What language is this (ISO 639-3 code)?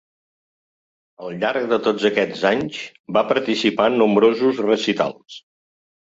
cat